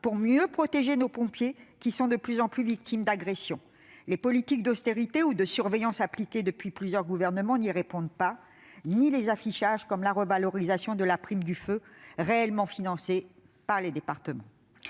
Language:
French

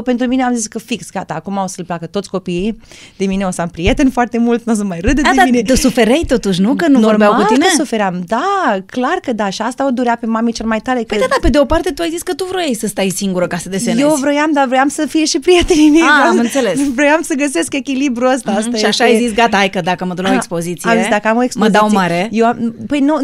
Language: Romanian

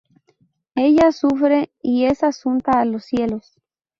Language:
Spanish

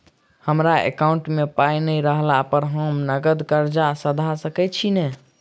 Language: Maithili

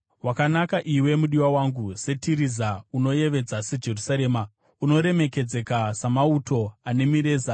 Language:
Shona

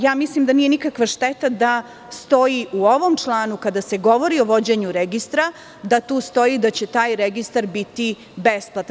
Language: Serbian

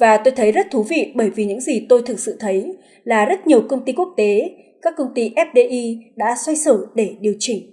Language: Vietnamese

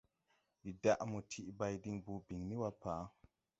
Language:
Tupuri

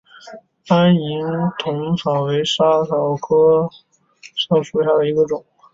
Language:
Chinese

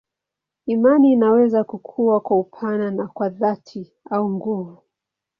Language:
Swahili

